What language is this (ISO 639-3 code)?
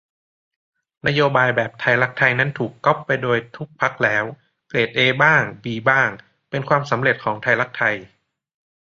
tha